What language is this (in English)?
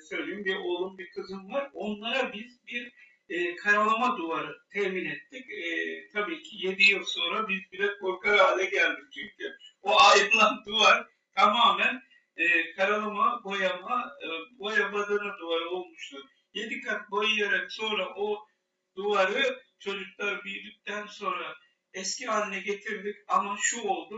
Turkish